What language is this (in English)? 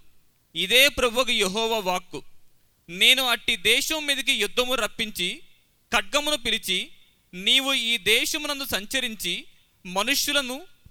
Telugu